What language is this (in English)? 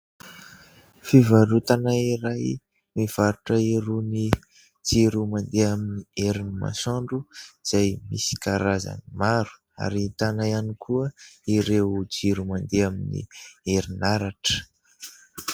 Malagasy